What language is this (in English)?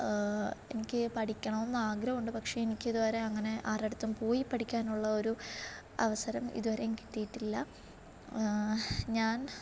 Malayalam